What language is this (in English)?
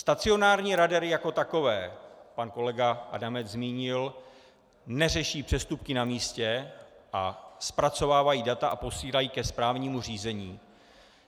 Czech